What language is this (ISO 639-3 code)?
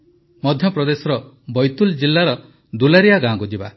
ori